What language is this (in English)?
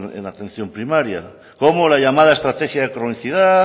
Spanish